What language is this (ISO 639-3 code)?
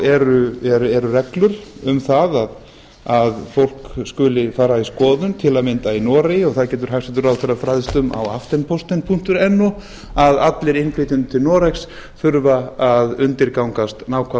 isl